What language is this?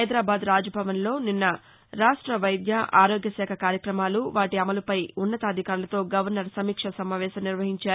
Telugu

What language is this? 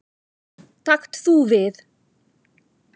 Icelandic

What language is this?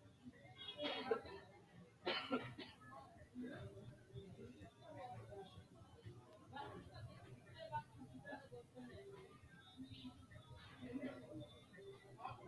Sidamo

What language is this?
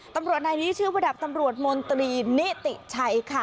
Thai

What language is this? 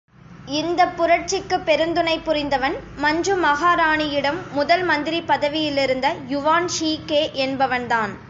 Tamil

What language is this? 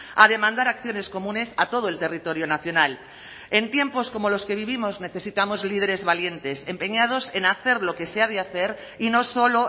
Spanish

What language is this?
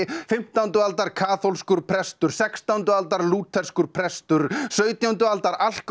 Icelandic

